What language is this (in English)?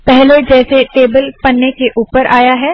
Hindi